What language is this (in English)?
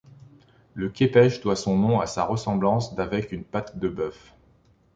French